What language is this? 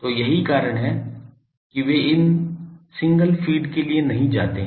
Hindi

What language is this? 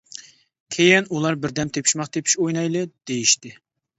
Uyghur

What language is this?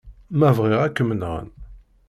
Kabyle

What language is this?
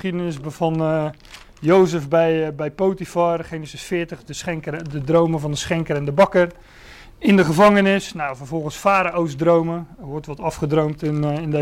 Dutch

